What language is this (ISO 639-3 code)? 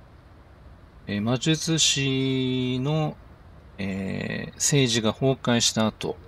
jpn